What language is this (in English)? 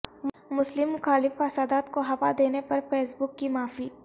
Urdu